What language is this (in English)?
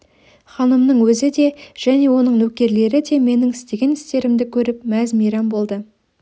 Kazakh